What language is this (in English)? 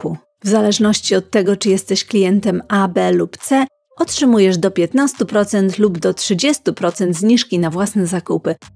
Polish